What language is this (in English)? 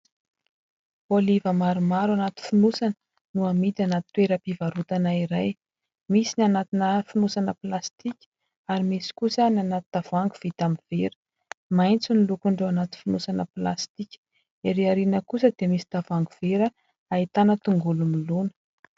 Malagasy